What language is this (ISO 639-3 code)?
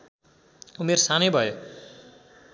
nep